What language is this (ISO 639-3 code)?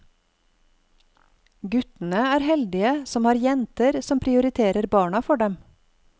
nor